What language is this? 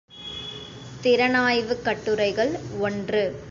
Tamil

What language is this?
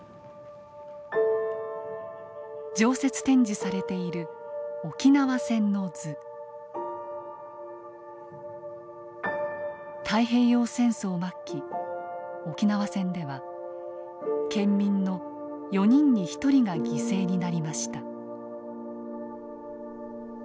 Japanese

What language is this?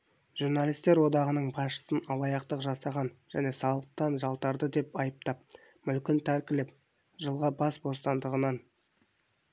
Kazakh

